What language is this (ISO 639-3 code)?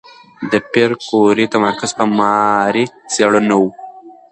pus